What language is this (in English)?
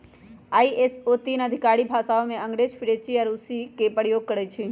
Magahi